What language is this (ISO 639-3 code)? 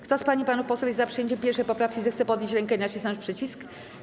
pol